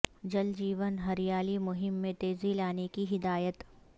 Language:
Urdu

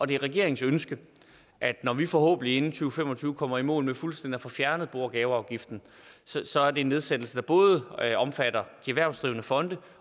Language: Danish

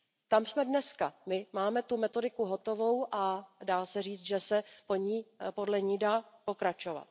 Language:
Czech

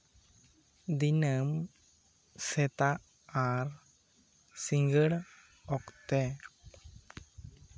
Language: Santali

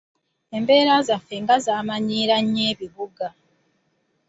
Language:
Ganda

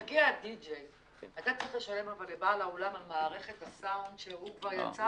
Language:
Hebrew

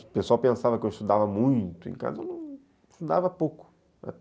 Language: Portuguese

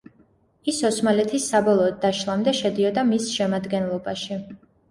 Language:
Georgian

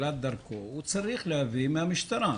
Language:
Hebrew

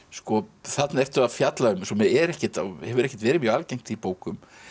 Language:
Icelandic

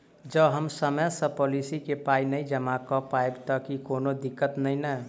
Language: Maithili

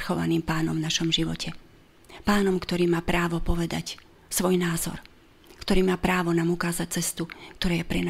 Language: Slovak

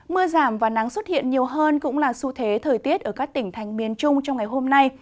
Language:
Vietnamese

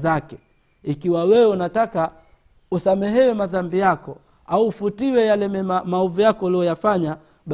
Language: Swahili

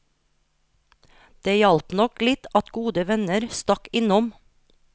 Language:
Norwegian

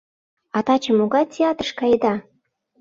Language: Mari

